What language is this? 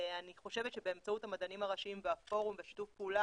Hebrew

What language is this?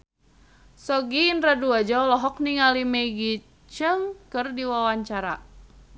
Sundanese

